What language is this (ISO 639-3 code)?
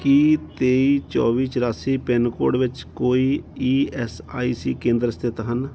pan